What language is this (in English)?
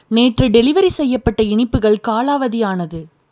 Tamil